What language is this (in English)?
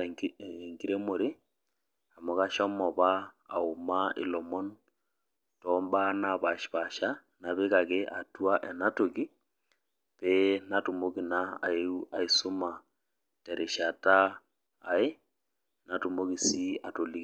Masai